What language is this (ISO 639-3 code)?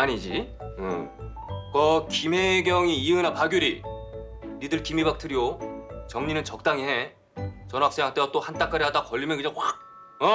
kor